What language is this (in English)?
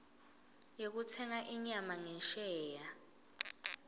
Swati